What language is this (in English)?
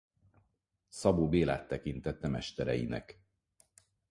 Hungarian